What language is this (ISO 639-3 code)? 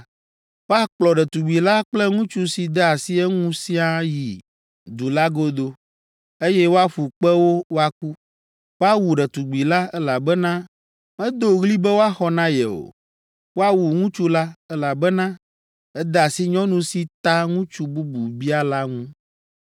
ewe